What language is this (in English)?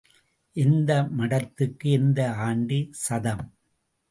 Tamil